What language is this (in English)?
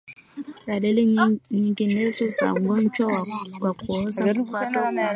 Swahili